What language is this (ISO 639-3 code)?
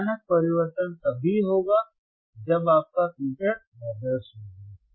hin